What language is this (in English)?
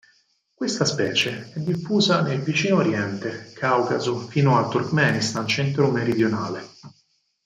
Italian